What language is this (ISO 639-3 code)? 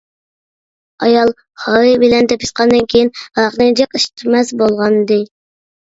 uig